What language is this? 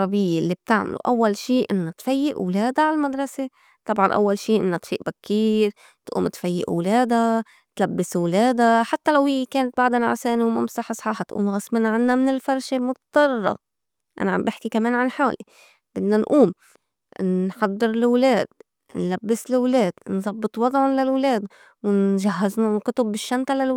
North Levantine Arabic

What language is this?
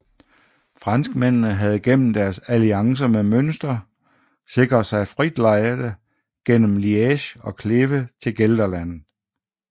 Danish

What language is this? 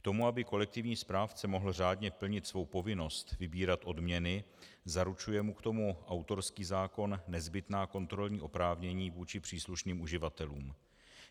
Czech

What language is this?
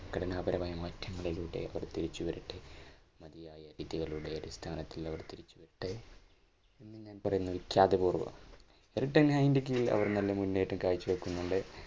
Malayalam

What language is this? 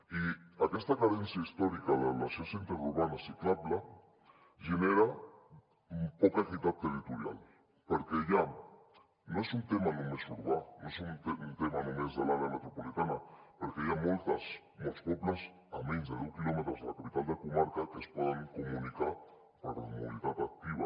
Catalan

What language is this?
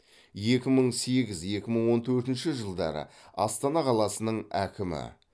Kazakh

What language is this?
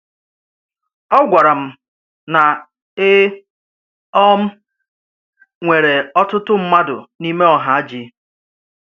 Igbo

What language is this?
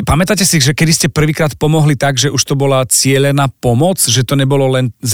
Slovak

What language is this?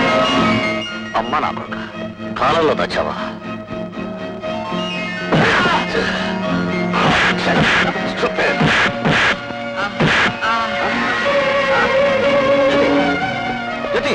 Hindi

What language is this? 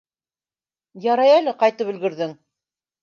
Bashkir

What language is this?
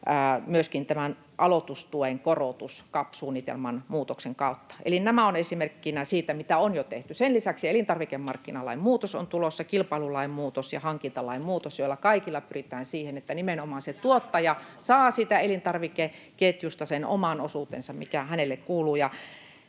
Finnish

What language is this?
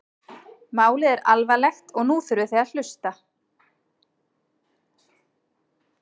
Icelandic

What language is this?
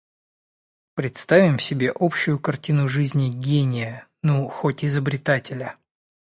Russian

